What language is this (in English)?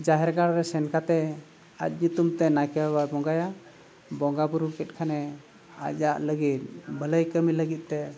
Santali